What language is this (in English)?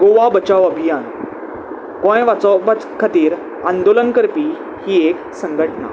Konkani